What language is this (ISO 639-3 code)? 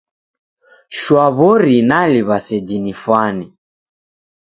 dav